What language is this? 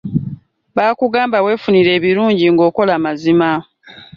Ganda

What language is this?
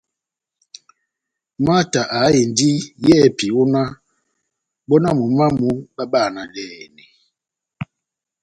Batanga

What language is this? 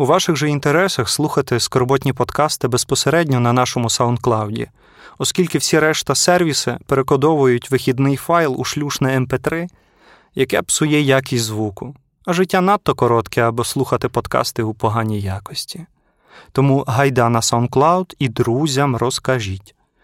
Ukrainian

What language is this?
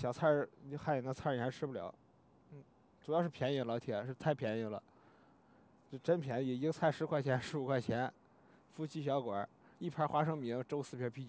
Chinese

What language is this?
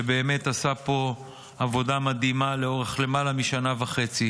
Hebrew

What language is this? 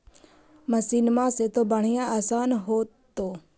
Magahi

